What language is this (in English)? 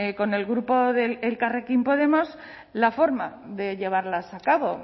Spanish